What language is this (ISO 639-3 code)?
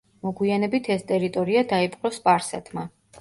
kat